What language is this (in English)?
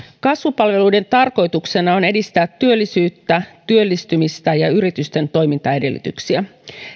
Finnish